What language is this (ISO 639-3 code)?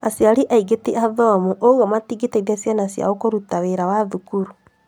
kik